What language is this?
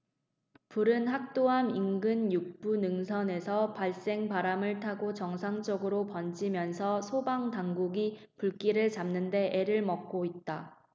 Korean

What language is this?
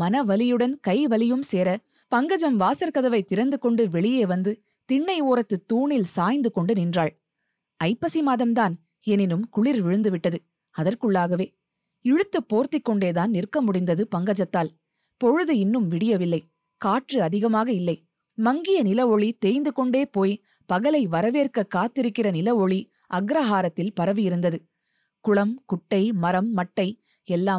Tamil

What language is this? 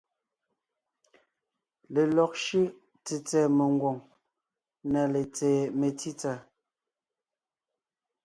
Ngiemboon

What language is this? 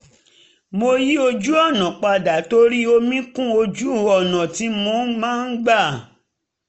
Yoruba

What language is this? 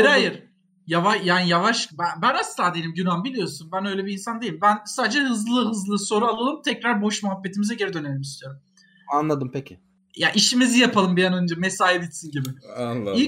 Turkish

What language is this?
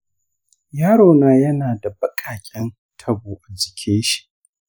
Hausa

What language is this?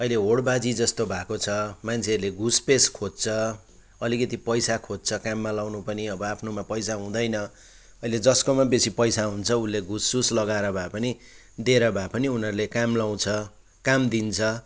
Nepali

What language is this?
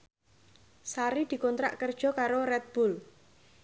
Javanese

